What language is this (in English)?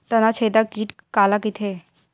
Chhattisgarhi